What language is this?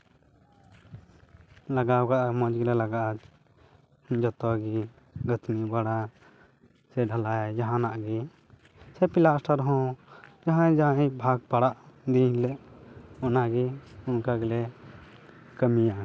Santali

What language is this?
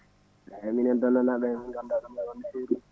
Fula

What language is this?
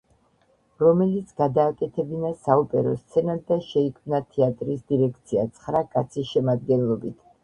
Georgian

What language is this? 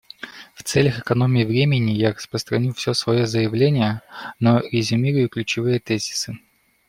Russian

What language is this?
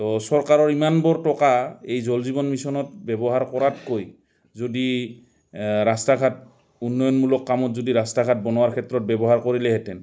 Assamese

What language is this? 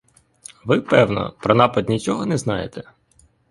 Ukrainian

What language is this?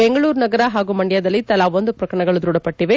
Kannada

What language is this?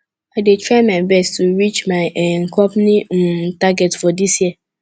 Nigerian Pidgin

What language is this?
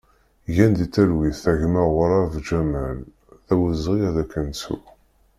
Kabyle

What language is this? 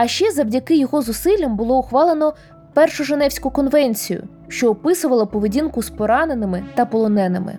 Ukrainian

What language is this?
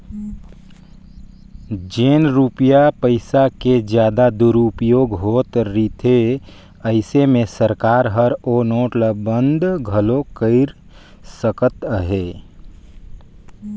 Chhattisgarhi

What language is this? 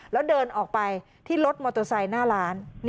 Thai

